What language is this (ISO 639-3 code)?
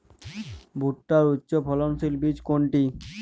ben